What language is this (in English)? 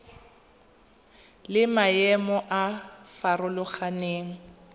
Tswana